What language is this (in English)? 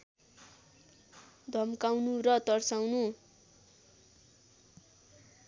Nepali